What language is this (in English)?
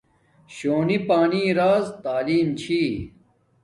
Domaaki